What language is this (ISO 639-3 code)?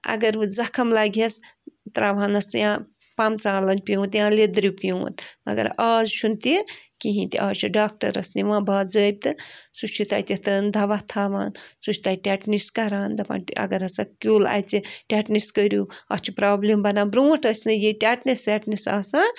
kas